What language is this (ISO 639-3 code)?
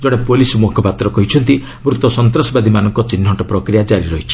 ori